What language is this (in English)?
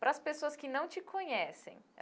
Portuguese